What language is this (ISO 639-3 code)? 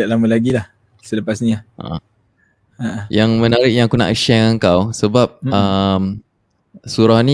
msa